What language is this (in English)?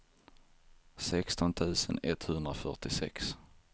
Swedish